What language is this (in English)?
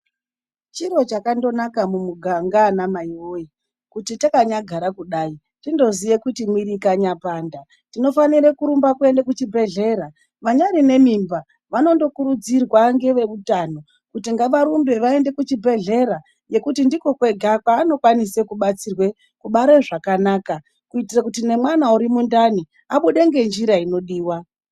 Ndau